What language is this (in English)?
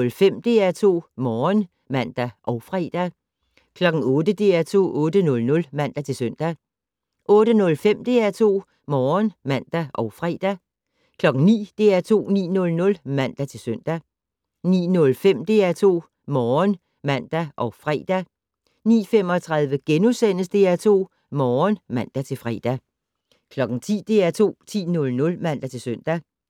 Danish